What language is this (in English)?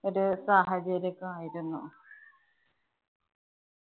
Malayalam